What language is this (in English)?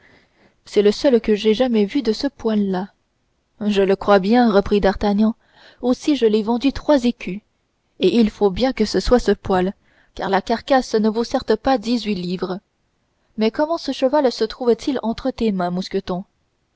French